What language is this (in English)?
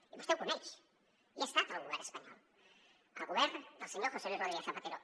Catalan